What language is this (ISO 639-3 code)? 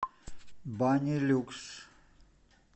rus